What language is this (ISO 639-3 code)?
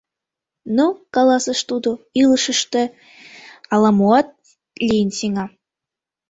chm